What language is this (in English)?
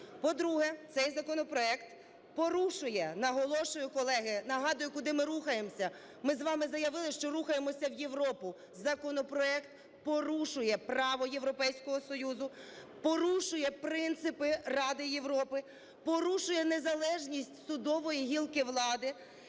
Ukrainian